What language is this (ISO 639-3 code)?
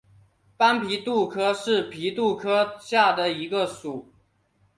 zho